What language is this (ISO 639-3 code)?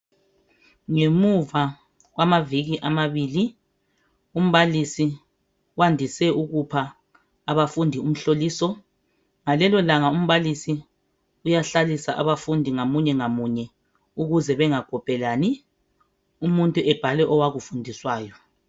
nde